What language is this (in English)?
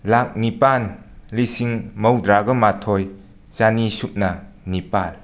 Manipuri